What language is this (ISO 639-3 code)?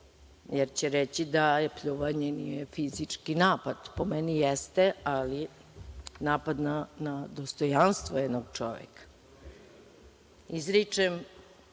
srp